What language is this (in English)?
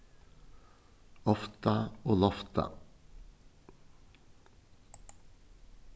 Faroese